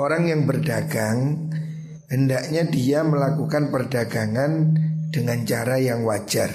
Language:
Indonesian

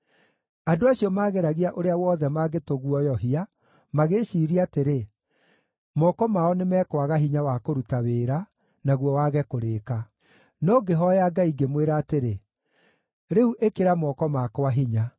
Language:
Kikuyu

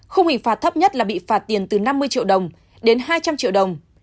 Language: Vietnamese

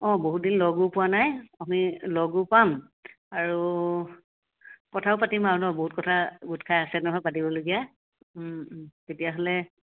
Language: Assamese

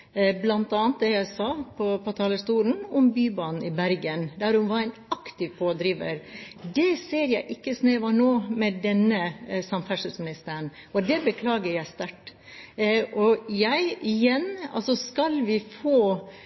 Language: Norwegian Bokmål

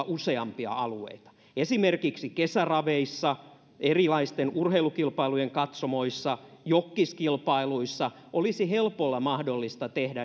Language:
Finnish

